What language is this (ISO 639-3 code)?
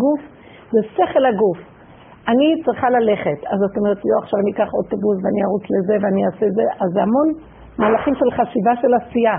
heb